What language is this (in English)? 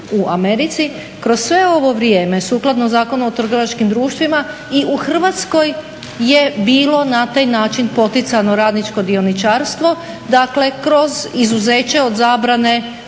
Croatian